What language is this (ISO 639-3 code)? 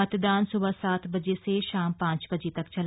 hin